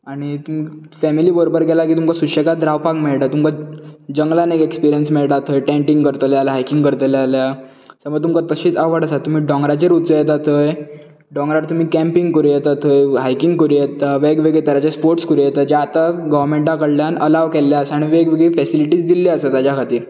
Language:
Konkani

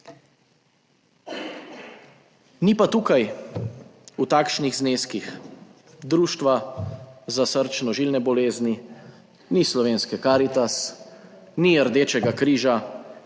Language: Slovenian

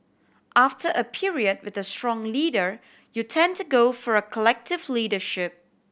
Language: English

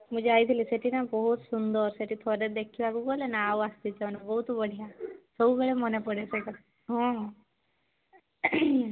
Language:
Odia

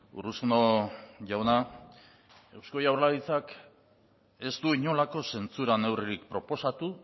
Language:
Basque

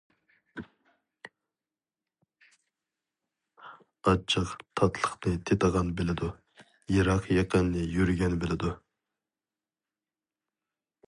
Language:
Uyghur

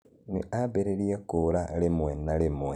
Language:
Kikuyu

